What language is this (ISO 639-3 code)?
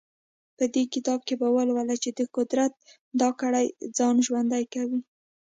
pus